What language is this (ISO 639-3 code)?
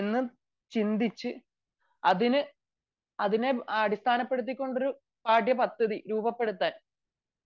mal